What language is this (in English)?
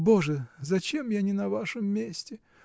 Russian